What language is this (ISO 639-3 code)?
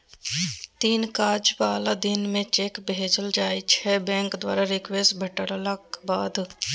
mai